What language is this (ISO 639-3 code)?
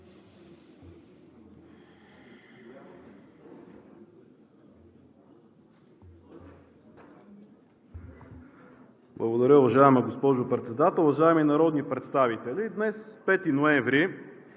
bul